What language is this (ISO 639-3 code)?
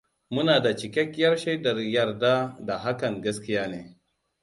hau